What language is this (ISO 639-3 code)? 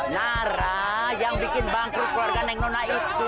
ind